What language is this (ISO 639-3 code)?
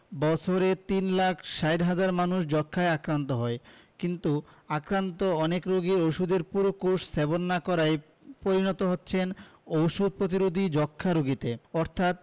ben